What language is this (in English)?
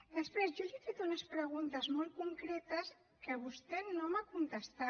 Catalan